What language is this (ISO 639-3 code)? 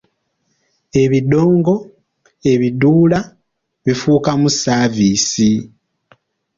lug